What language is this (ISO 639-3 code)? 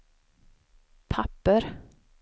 swe